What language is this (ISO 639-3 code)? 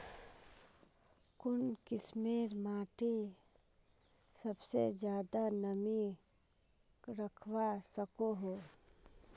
mag